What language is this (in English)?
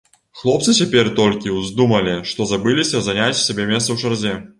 Belarusian